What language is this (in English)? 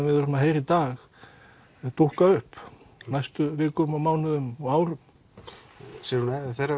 Icelandic